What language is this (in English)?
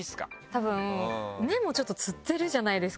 Japanese